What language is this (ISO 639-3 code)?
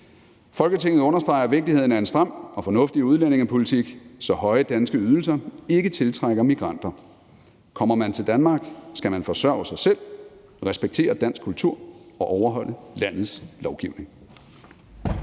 dan